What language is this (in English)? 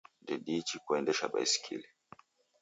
Taita